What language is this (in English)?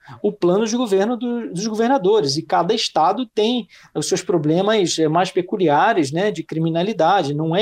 Portuguese